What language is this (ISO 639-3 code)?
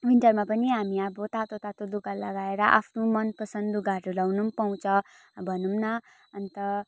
nep